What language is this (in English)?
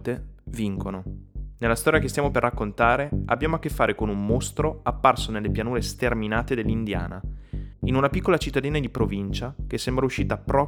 Italian